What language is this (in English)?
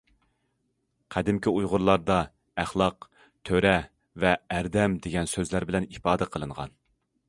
Uyghur